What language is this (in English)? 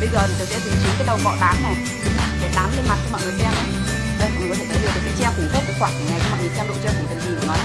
Vietnamese